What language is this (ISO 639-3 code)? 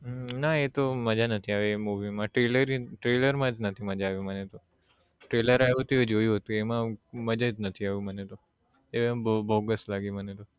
guj